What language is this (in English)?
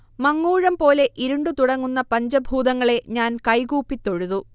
Malayalam